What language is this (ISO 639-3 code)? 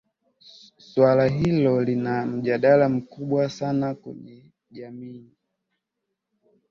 swa